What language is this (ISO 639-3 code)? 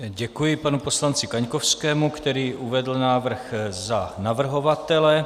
ces